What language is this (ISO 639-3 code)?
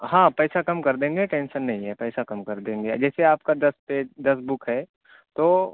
urd